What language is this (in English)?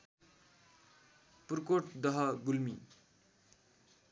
Nepali